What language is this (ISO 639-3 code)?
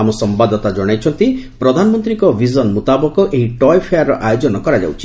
ori